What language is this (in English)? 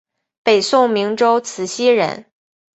Chinese